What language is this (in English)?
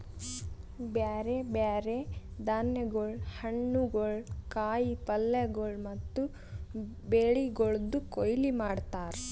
Kannada